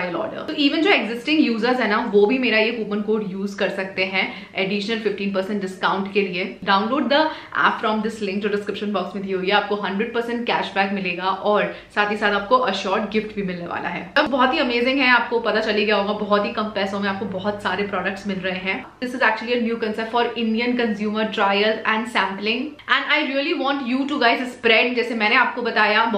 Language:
Hindi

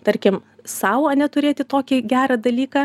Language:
Lithuanian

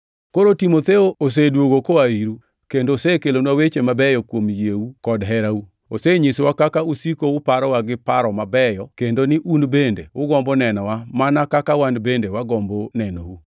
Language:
Luo (Kenya and Tanzania)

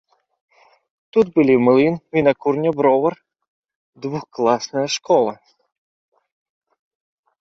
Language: Belarusian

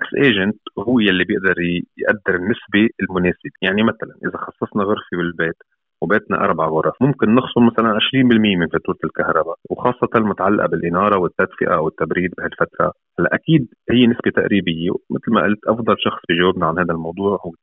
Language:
Arabic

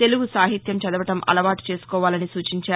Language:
Telugu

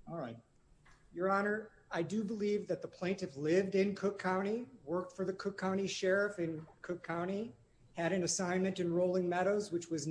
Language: English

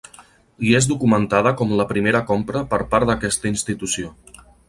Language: Catalan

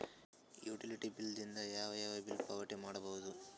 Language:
Kannada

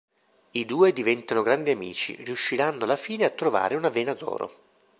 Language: Italian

